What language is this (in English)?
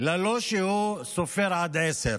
Hebrew